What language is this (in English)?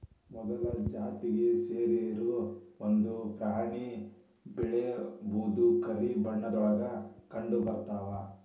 Kannada